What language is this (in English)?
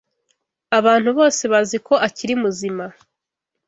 Kinyarwanda